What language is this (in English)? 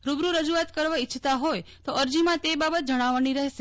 Gujarati